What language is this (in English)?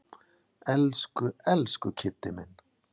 Icelandic